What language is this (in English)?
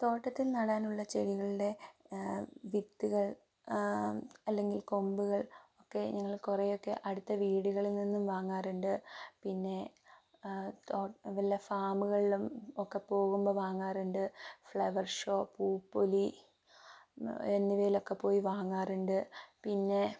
Malayalam